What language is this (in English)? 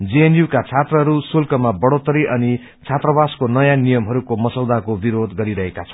Nepali